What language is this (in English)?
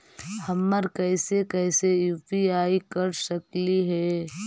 Magahi